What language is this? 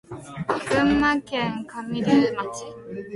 Japanese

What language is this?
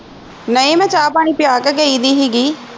Punjabi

